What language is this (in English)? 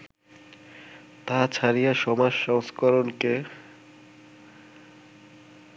Bangla